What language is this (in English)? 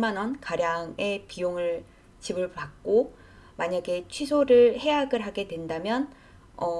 Korean